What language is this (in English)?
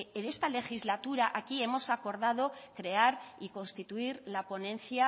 Spanish